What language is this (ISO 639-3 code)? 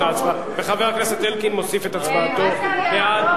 heb